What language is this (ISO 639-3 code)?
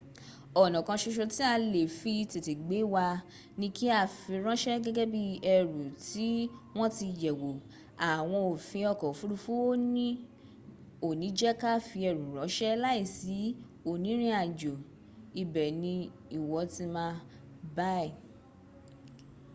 yor